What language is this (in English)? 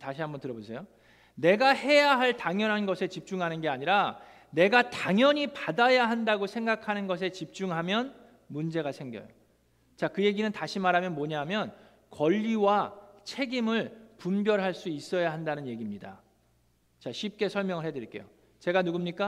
Korean